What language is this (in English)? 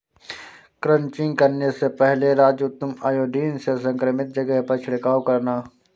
Hindi